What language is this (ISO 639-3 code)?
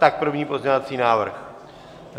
ces